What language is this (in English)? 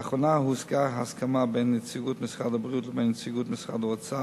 Hebrew